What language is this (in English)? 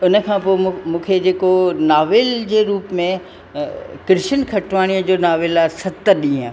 Sindhi